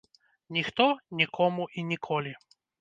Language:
Belarusian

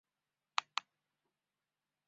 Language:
Chinese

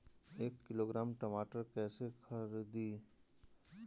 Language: Bhojpuri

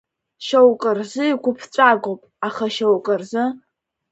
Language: Abkhazian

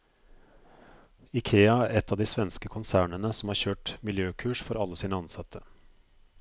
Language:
Norwegian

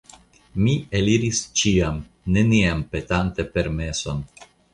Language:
Esperanto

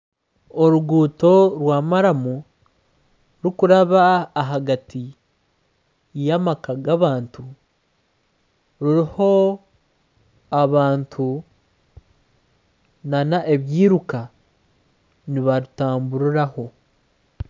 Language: Nyankole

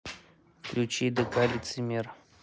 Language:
Russian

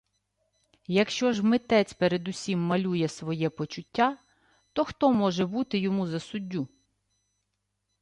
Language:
Ukrainian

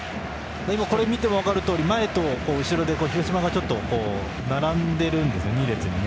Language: Japanese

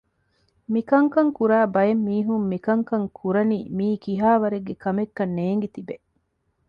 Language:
Divehi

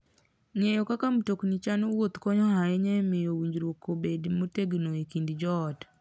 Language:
Luo (Kenya and Tanzania)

